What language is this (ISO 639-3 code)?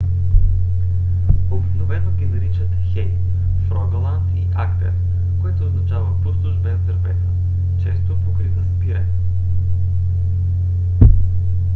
bul